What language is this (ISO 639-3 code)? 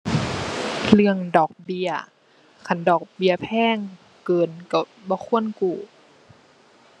tha